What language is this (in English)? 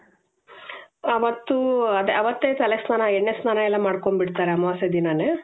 Kannada